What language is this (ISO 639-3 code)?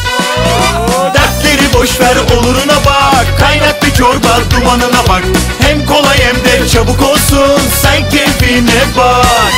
tur